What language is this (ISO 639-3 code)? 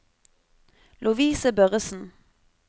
nor